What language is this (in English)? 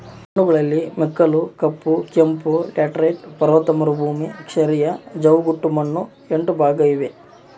Kannada